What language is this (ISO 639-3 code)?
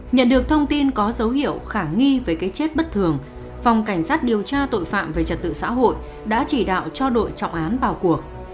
vie